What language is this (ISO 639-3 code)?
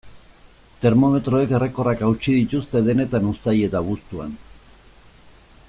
eus